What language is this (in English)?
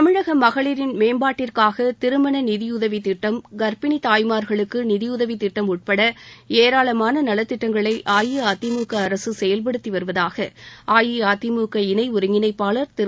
Tamil